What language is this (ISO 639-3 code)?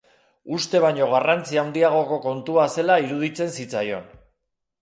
eus